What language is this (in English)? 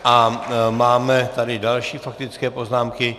Czech